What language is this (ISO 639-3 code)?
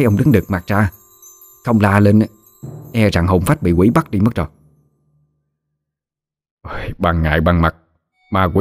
vie